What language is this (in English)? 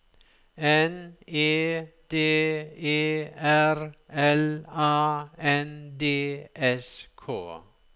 Norwegian